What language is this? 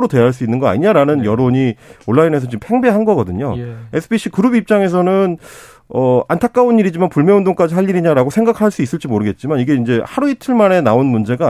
Korean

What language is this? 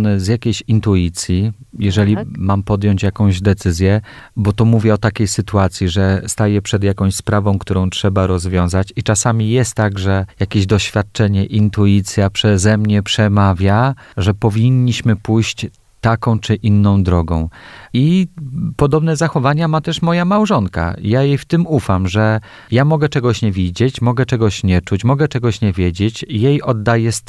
Polish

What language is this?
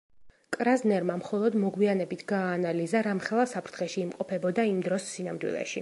Georgian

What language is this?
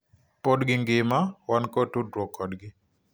Luo (Kenya and Tanzania)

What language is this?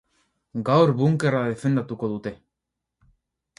Basque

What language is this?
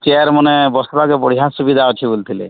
Odia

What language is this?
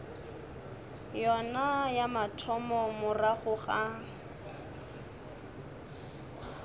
Northern Sotho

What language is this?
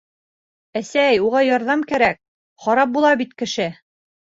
Bashkir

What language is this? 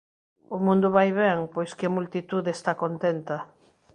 Galician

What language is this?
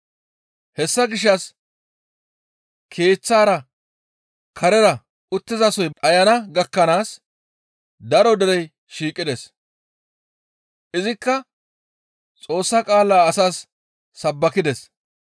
Gamo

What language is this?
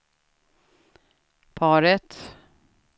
Swedish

